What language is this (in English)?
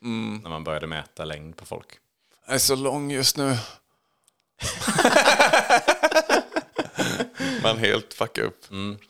Swedish